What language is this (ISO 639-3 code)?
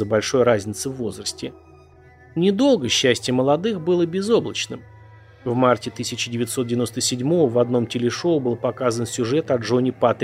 rus